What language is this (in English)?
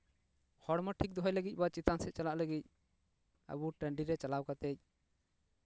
Santali